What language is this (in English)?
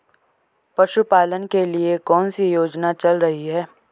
Hindi